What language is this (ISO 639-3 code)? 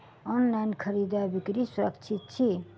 mai